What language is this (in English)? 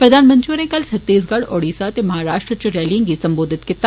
Dogri